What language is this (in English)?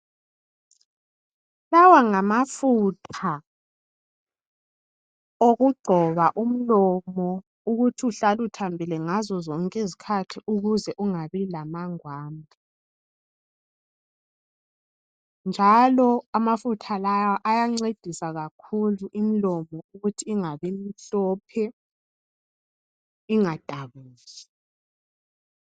North Ndebele